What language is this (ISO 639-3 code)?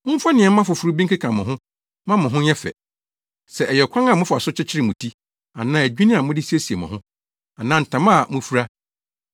aka